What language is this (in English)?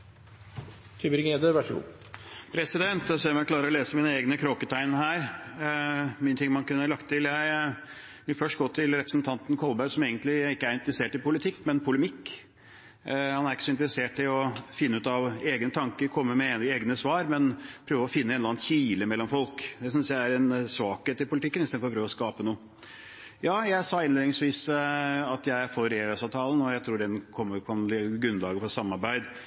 Norwegian Bokmål